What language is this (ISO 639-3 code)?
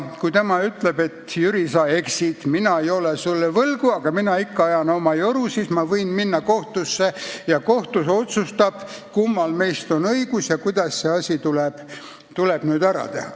est